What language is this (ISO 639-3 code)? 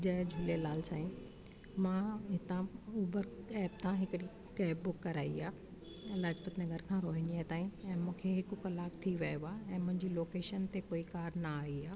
snd